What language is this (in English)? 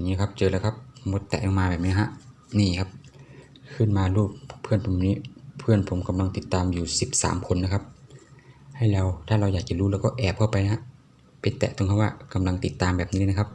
Thai